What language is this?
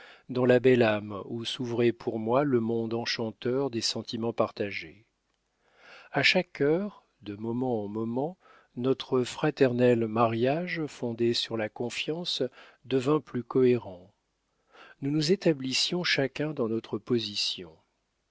French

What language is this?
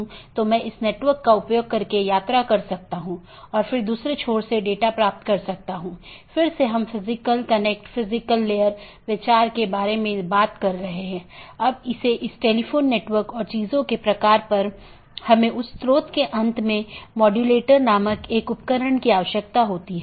Hindi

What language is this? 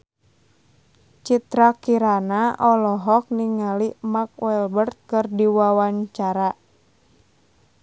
Sundanese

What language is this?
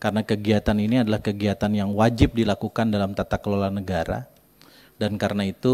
Indonesian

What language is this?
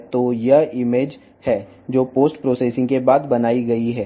Telugu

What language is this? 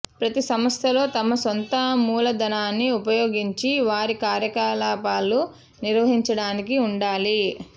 Telugu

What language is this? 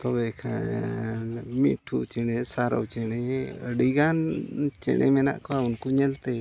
Santali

